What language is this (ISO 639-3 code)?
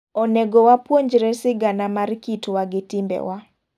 luo